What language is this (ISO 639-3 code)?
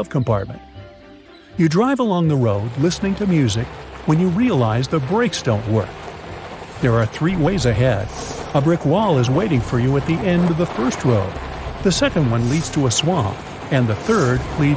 eng